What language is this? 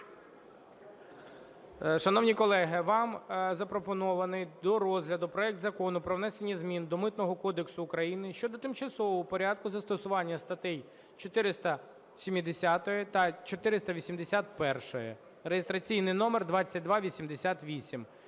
Ukrainian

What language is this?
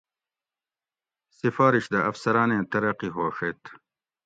Gawri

